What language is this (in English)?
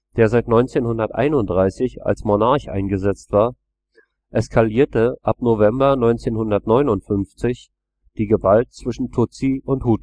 German